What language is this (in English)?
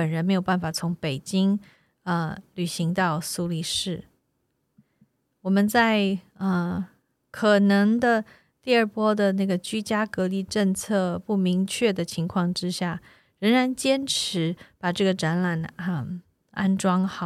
Chinese